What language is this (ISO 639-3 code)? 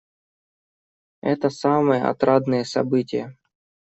rus